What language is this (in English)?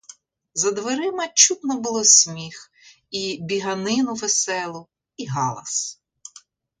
Ukrainian